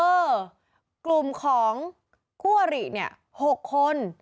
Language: Thai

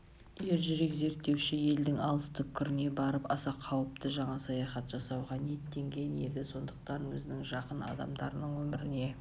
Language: Kazakh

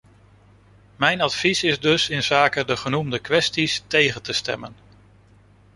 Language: Dutch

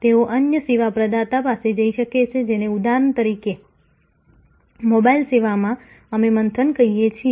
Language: Gujarati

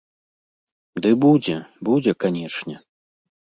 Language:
Belarusian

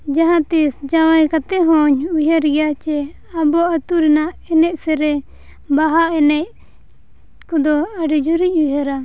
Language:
Santali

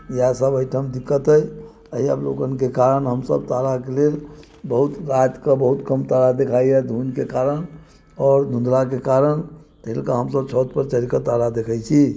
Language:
Maithili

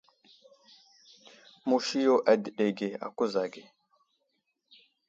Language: Wuzlam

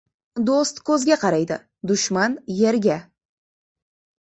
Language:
Uzbek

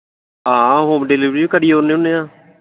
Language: Dogri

